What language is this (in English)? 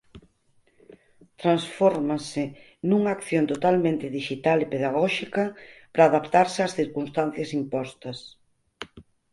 Galician